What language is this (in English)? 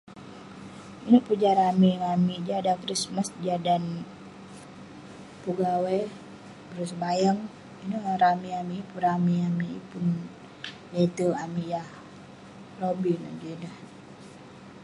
Western Penan